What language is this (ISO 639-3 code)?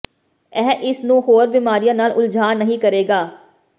pan